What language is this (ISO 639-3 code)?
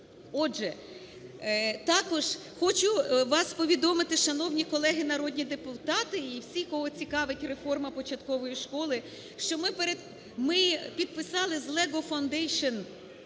ukr